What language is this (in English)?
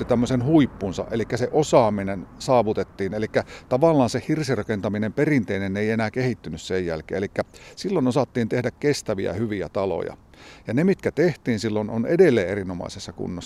Finnish